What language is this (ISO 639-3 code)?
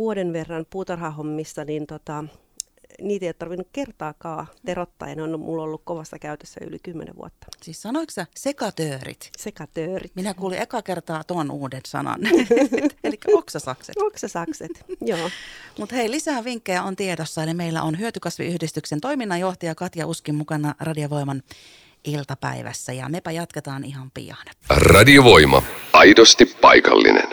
fin